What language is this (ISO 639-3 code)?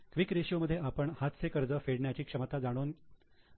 mar